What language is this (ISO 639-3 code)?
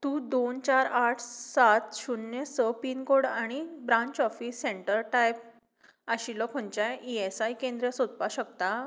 kok